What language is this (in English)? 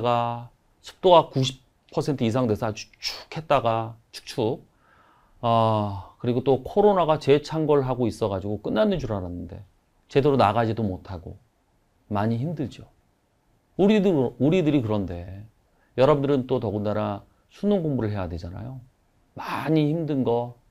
Korean